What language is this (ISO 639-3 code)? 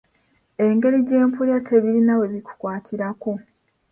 lug